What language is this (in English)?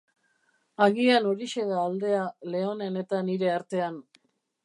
Basque